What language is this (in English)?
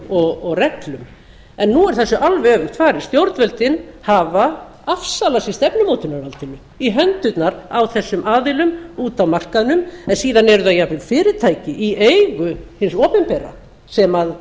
Icelandic